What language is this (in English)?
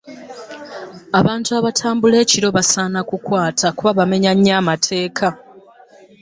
Ganda